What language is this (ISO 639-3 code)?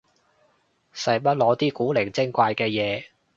yue